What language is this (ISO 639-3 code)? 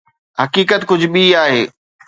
snd